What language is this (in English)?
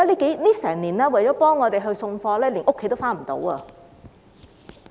Cantonese